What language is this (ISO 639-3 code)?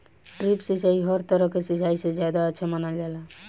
bho